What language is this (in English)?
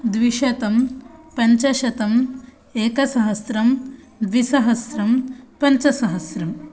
Sanskrit